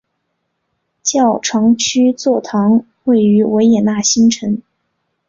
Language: Chinese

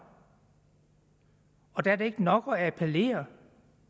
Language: Danish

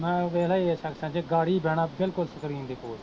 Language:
Punjabi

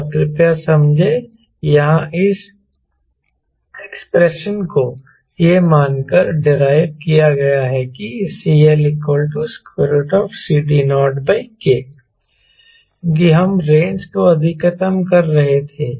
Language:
Hindi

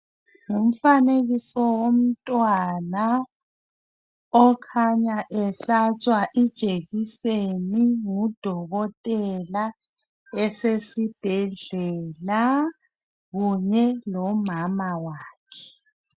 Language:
North Ndebele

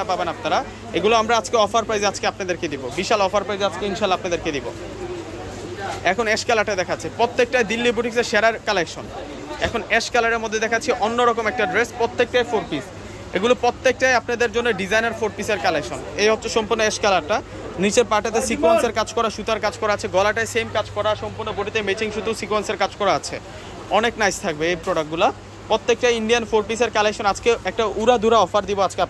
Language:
Arabic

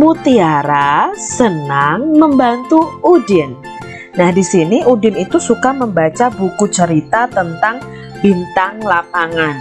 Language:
Indonesian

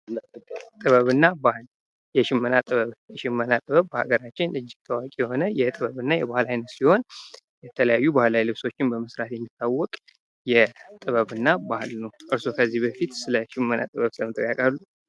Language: Amharic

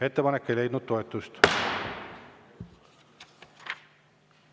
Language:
Estonian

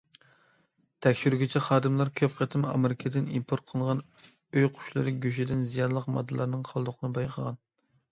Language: Uyghur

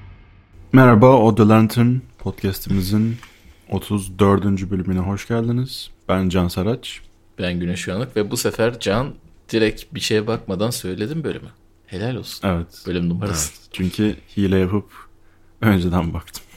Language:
Turkish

